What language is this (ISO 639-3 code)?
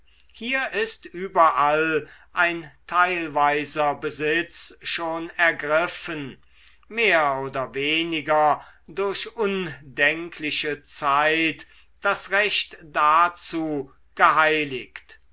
deu